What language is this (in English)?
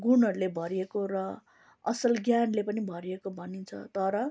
Nepali